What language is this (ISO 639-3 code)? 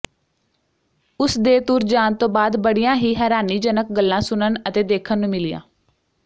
pan